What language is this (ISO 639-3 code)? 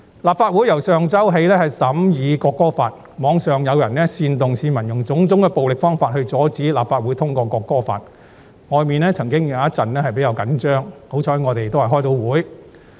yue